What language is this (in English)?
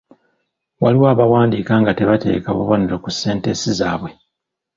Ganda